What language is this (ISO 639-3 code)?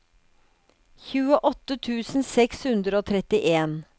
nor